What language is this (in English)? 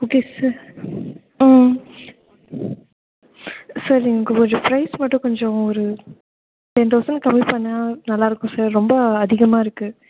Tamil